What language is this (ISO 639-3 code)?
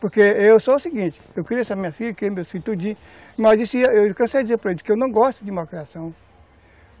por